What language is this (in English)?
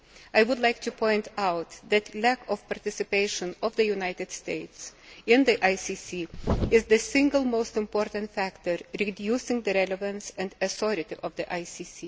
English